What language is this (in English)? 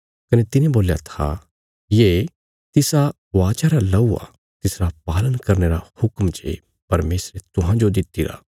Bilaspuri